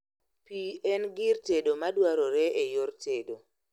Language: Luo (Kenya and Tanzania)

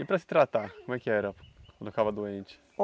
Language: Portuguese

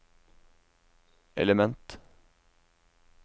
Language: Norwegian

